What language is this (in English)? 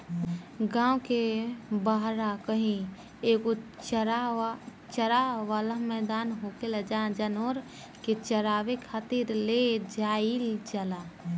Bhojpuri